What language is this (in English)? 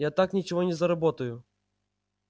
Russian